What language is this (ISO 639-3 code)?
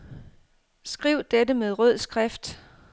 dan